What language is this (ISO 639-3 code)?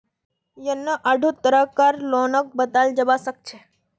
mag